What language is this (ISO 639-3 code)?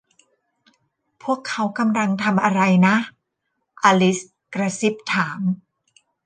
tha